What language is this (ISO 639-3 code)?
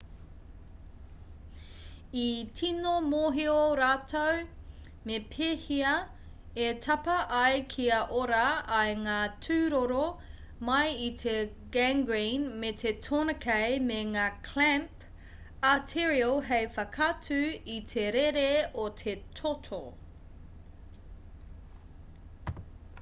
mri